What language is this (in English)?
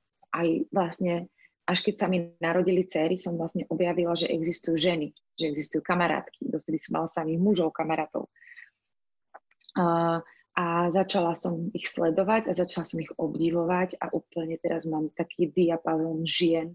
Slovak